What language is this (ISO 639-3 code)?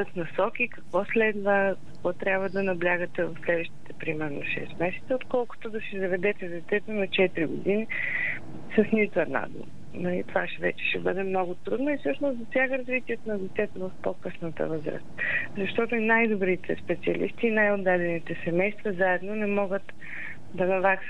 bul